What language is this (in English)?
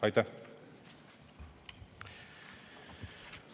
Estonian